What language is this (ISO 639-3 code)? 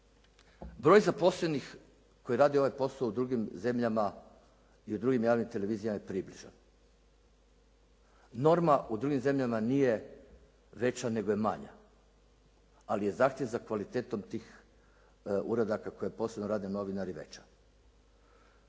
hrv